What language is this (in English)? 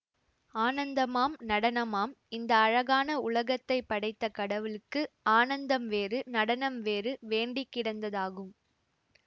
Tamil